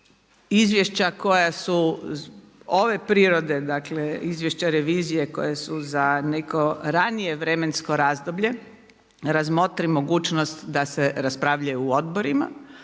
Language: Croatian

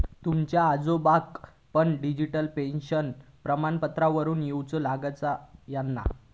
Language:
Marathi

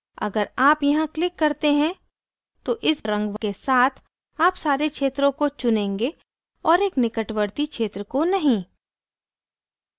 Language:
Hindi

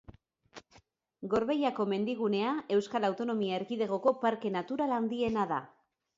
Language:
Basque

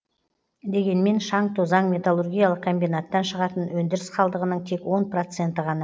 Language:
Kazakh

